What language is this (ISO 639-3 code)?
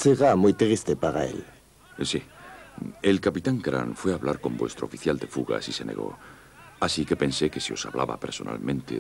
spa